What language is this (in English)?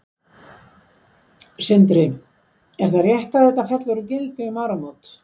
Icelandic